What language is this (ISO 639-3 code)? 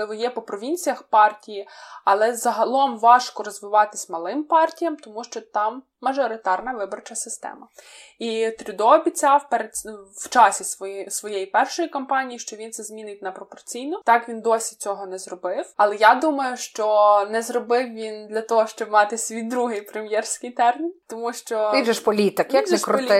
ukr